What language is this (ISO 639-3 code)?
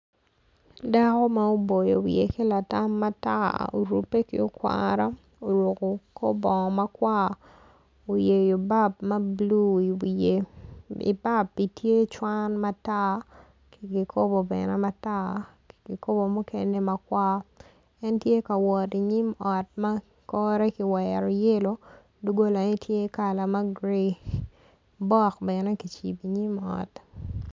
ach